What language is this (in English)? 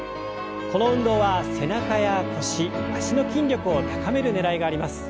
Japanese